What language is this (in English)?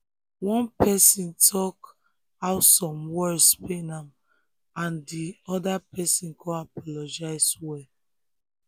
Nigerian Pidgin